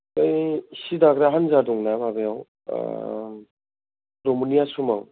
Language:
Bodo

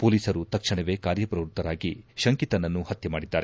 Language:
Kannada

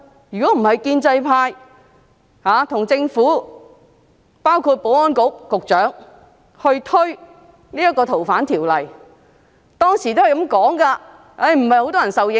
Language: Cantonese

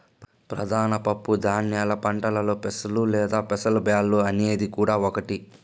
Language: Telugu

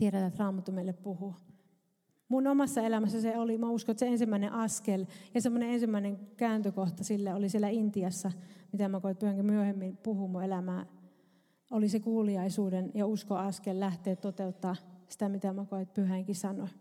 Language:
Finnish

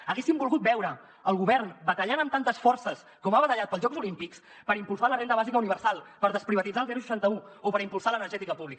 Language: Catalan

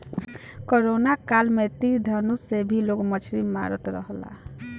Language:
Bhojpuri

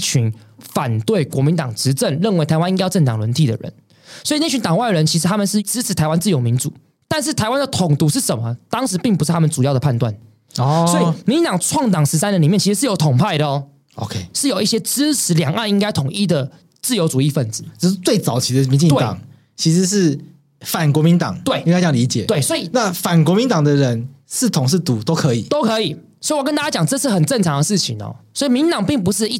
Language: Chinese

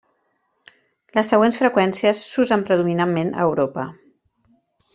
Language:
Catalan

